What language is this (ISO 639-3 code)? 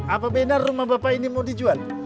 ind